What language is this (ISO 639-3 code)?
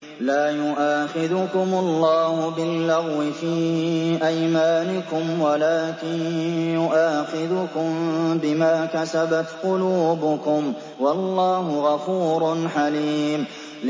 ara